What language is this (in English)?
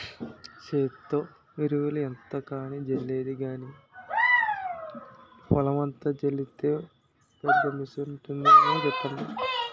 Telugu